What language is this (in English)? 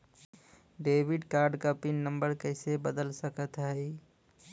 Bhojpuri